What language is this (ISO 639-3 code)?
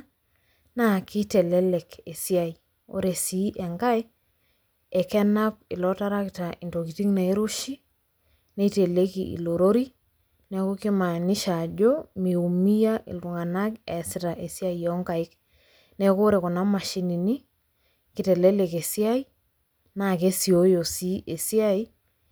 mas